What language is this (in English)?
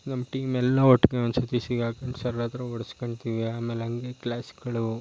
Kannada